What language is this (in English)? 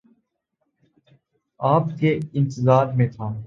Urdu